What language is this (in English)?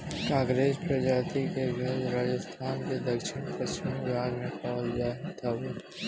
Bhojpuri